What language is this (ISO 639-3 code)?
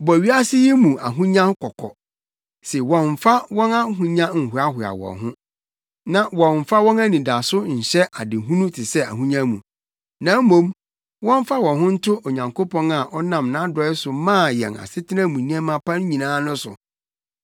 aka